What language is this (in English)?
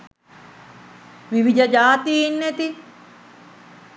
Sinhala